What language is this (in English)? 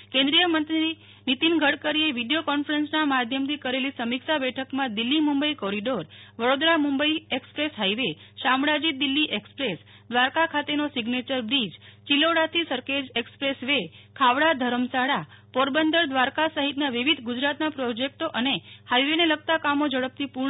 Gujarati